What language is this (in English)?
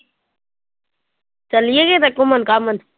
Punjabi